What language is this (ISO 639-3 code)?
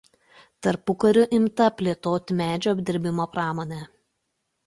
lit